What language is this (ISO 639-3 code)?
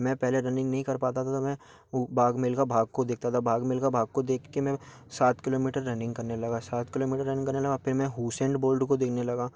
hin